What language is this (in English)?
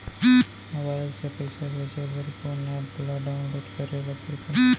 Chhattisgarhi